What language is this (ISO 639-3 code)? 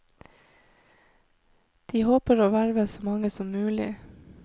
nor